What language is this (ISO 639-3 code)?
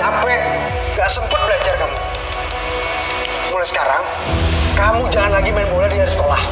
ind